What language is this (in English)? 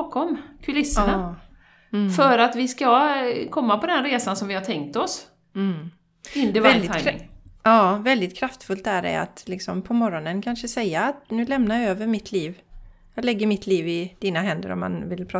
Swedish